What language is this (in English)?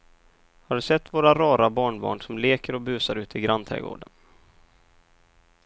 Swedish